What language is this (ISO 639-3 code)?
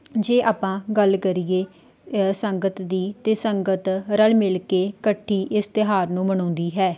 pan